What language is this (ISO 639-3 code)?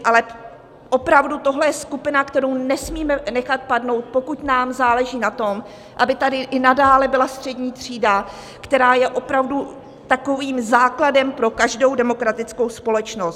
ces